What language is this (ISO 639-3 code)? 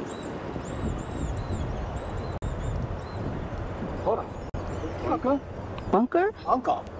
jpn